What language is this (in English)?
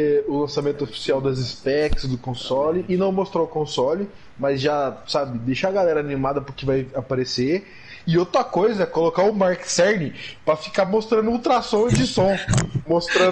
Portuguese